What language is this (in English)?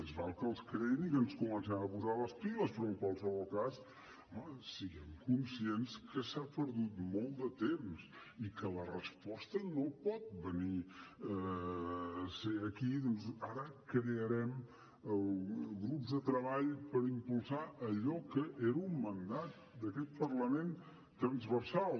Catalan